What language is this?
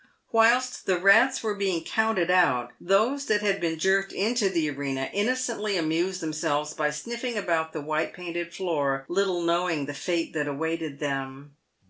English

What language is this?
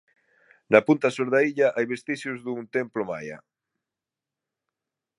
Galician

